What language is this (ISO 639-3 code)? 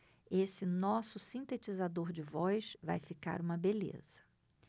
por